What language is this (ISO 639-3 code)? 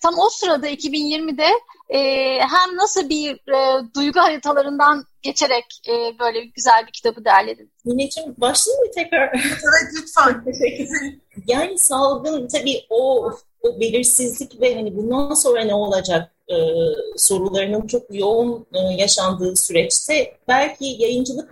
tur